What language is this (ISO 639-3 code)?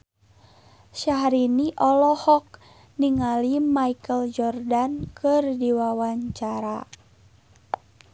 sun